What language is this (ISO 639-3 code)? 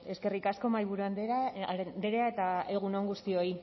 eus